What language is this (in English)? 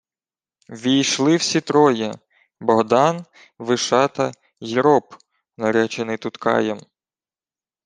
Ukrainian